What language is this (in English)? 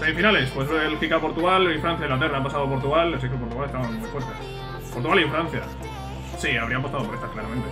Spanish